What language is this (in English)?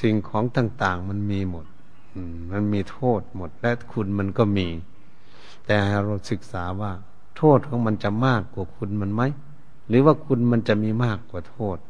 Thai